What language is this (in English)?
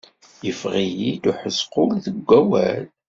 Kabyle